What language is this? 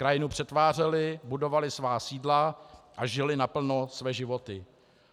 Czech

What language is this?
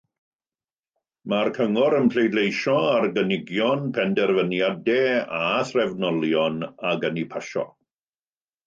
Welsh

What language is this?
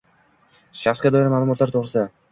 Uzbek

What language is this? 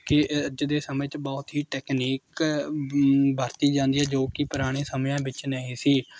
Punjabi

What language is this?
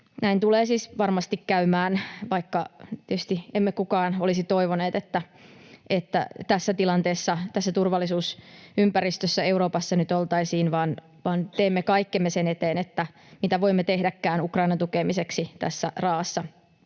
Finnish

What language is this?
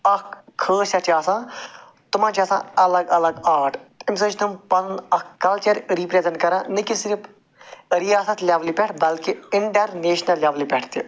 Kashmiri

